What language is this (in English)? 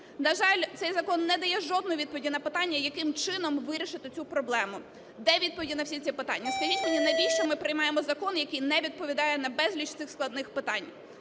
Ukrainian